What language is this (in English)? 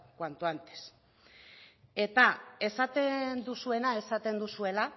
Basque